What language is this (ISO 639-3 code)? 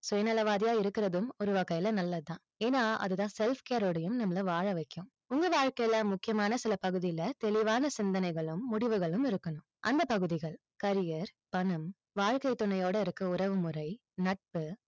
tam